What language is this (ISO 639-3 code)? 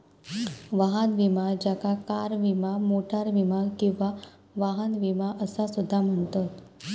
mar